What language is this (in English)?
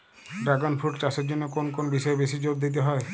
Bangla